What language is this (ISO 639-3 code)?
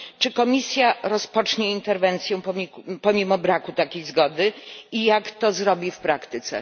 pol